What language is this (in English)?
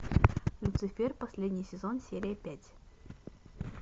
Russian